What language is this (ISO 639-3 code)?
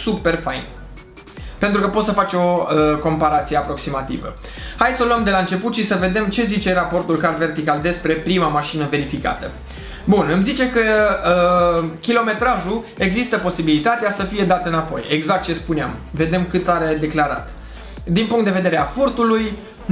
ron